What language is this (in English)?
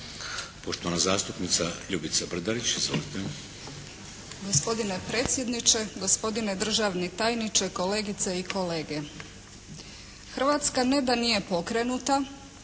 Croatian